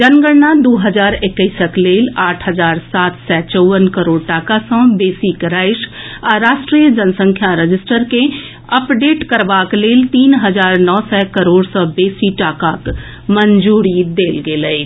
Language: Maithili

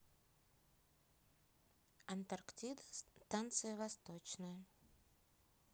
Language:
Russian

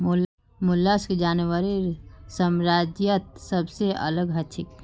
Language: Magahi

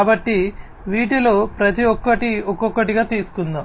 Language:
Telugu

